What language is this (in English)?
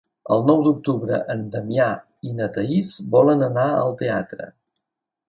Catalan